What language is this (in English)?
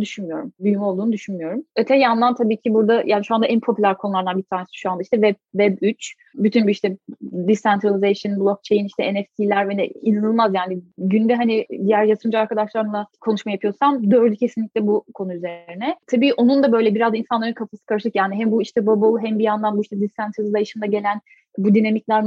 Turkish